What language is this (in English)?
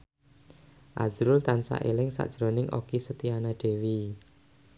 Javanese